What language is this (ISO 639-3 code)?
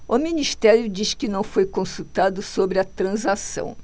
por